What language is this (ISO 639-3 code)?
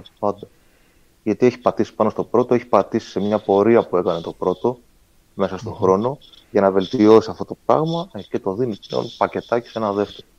ell